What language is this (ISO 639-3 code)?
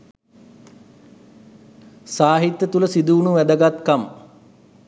sin